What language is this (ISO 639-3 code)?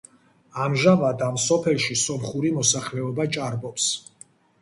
kat